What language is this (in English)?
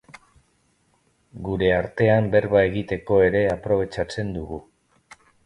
Basque